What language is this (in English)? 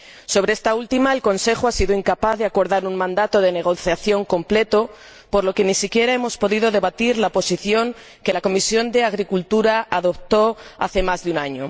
Spanish